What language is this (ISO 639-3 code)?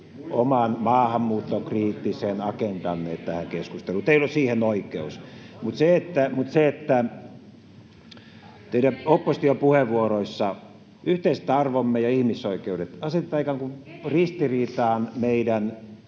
fin